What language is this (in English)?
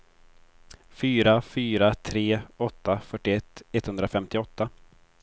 Swedish